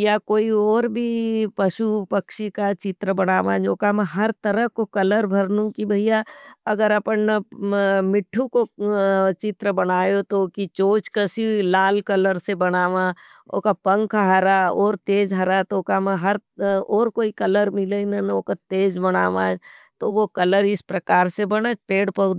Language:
Nimadi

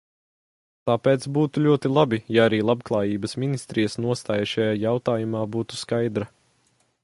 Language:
Latvian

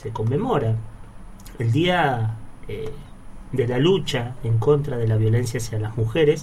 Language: Spanish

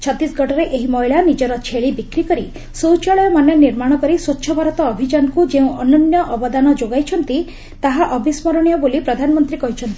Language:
Odia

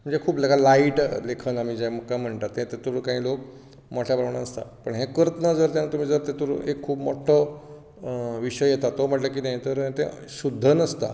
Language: Konkani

